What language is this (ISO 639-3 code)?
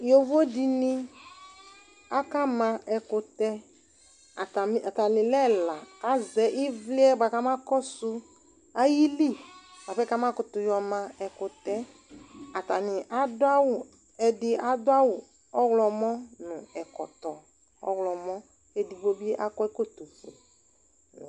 kpo